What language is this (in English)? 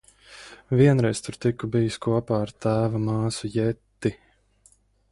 Latvian